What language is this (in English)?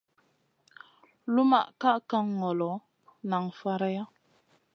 Masana